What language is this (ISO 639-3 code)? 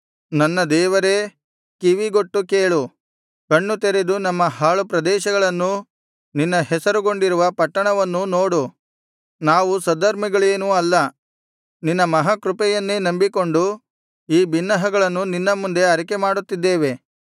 kan